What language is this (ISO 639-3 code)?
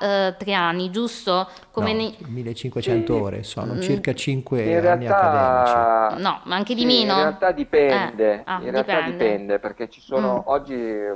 ita